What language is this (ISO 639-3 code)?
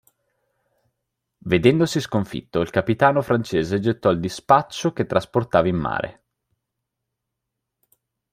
ita